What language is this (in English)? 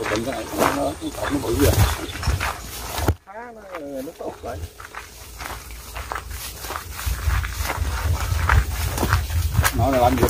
Vietnamese